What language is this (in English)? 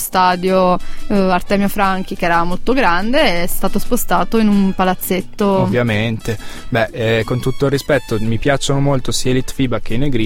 Italian